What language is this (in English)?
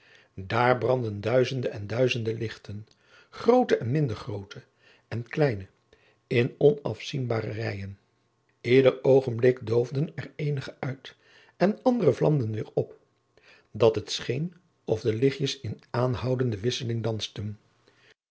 Dutch